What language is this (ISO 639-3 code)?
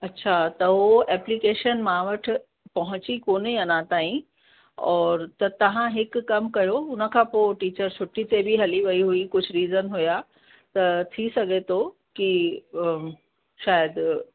snd